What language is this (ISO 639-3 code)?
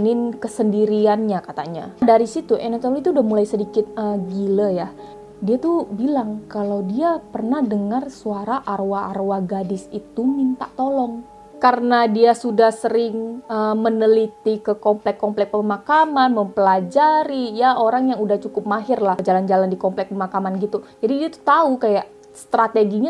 ind